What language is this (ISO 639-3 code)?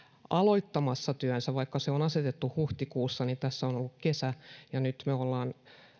fin